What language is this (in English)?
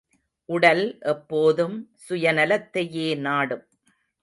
Tamil